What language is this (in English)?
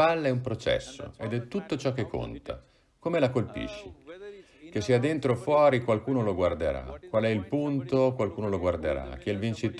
Italian